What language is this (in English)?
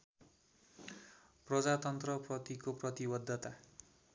Nepali